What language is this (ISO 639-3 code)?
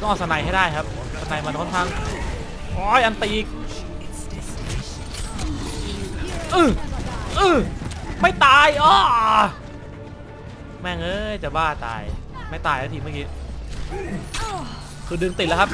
tha